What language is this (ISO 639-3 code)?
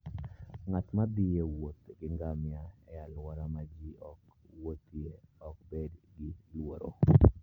luo